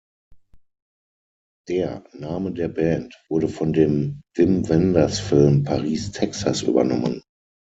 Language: German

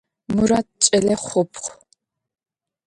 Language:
Adyghe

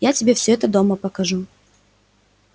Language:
Russian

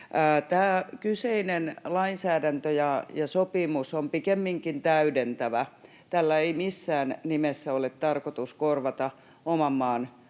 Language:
Finnish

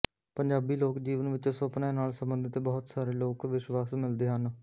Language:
Punjabi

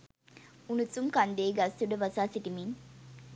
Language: Sinhala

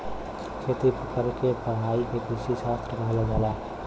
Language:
Bhojpuri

